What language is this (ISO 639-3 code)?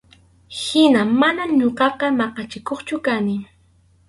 qxu